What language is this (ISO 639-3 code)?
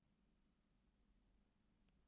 isl